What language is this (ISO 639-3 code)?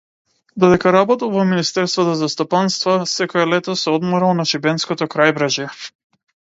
mkd